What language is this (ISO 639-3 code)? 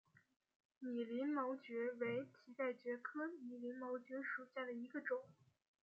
zho